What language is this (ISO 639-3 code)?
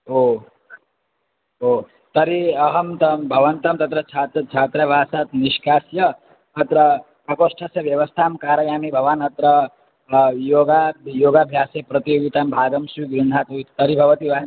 san